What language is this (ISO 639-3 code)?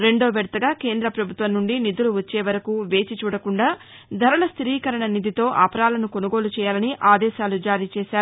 tel